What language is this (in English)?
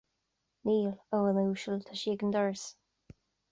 Irish